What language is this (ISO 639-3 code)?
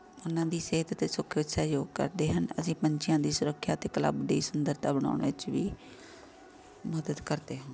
pan